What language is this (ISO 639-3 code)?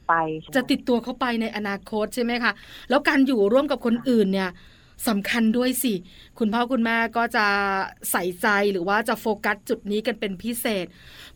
tha